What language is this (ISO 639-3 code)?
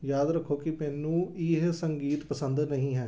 pan